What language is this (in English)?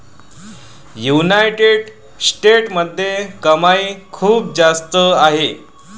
Marathi